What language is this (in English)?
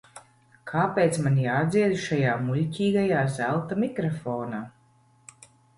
Latvian